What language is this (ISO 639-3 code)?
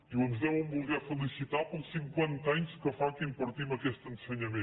cat